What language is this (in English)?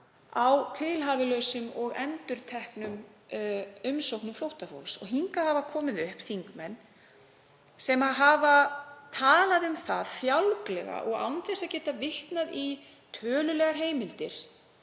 Icelandic